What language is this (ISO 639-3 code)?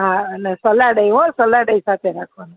guj